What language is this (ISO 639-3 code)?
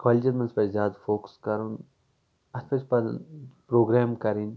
kas